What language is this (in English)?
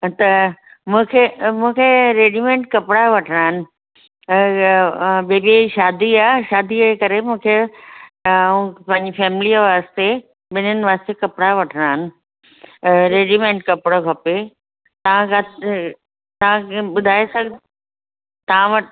Sindhi